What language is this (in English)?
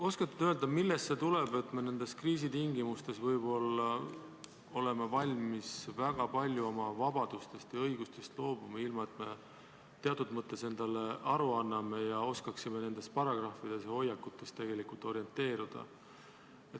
Estonian